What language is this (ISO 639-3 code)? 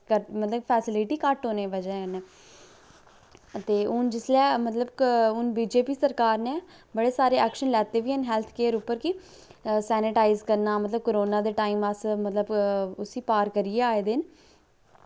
doi